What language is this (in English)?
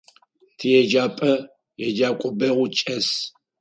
Adyghe